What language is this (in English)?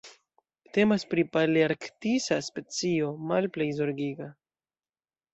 Esperanto